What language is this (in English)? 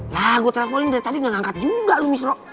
Indonesian